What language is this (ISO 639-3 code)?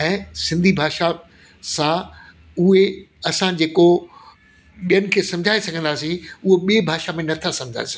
snd